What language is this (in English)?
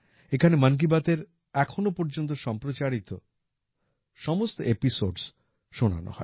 Bangla